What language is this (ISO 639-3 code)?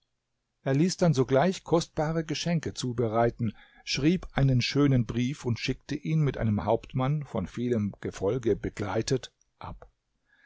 deu